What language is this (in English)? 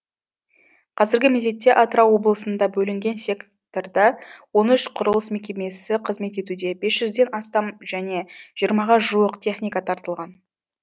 Kazakh